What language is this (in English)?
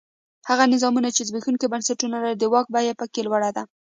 Pashto